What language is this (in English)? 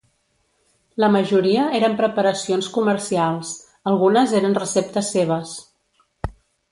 Catalan